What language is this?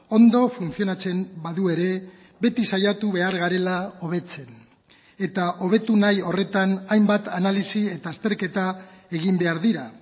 Basque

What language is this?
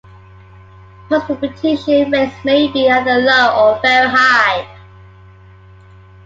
English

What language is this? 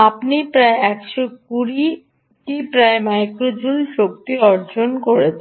Bangla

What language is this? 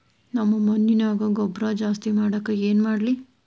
Kannada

